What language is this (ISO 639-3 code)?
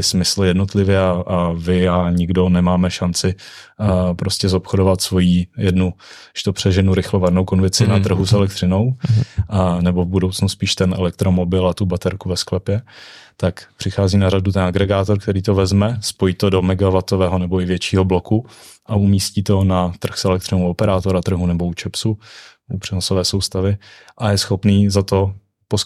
ces